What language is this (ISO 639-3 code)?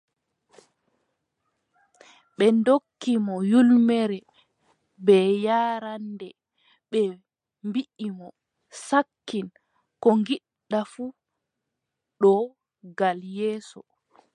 fub